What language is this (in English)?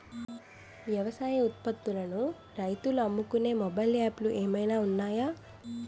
Telugu